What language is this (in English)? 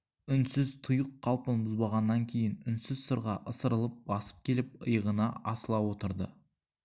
Kazakh